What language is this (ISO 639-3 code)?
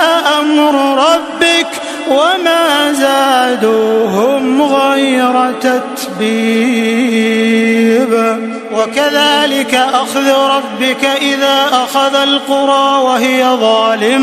ara